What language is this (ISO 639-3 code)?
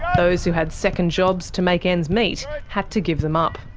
eng